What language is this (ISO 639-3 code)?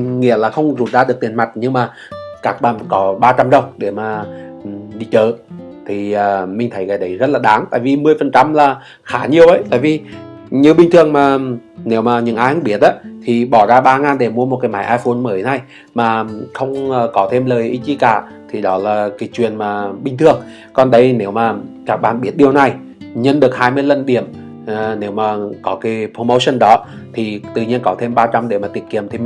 vie